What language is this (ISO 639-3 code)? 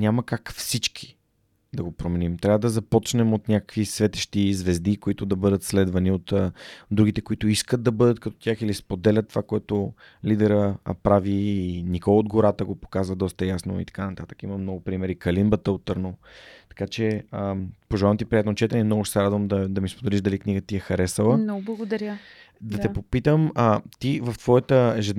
bul